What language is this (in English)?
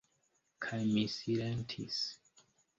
Esperanto